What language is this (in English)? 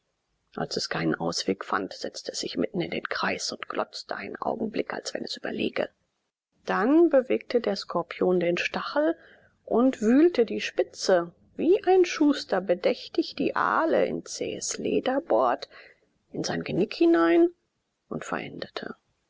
German